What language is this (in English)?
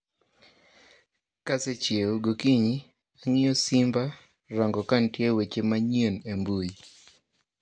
Luo (Kenya and Tanzania)